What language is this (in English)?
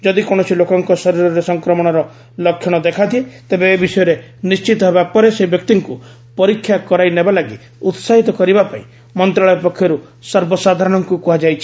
Odia